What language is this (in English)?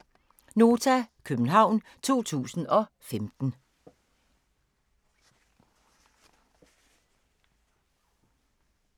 Danish